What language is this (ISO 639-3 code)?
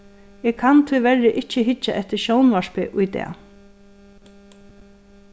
fao